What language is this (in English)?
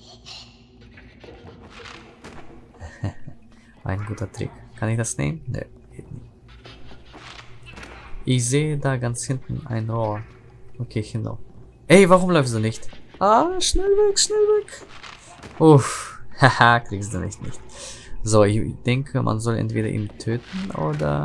German